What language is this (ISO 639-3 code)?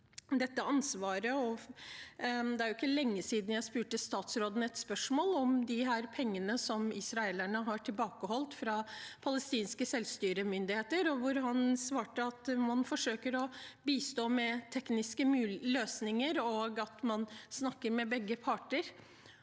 nor